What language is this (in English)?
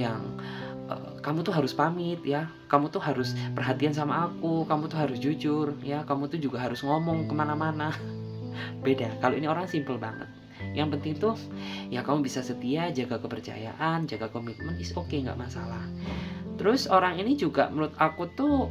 Indonesian